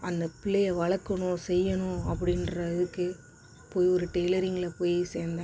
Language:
Tamil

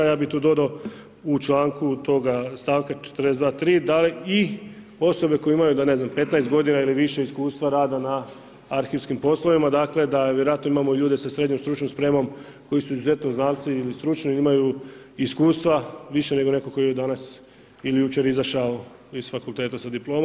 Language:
Croatian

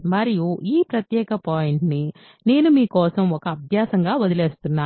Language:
Telugu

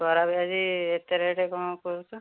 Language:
Odia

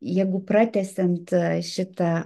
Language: Lithuanian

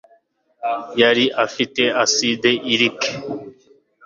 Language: Kinyarwanda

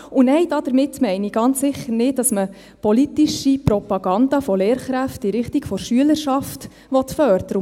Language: Swiss German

